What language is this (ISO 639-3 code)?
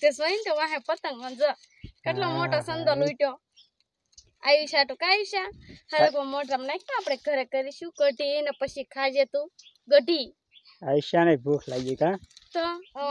guj